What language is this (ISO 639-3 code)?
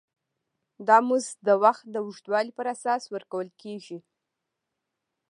pus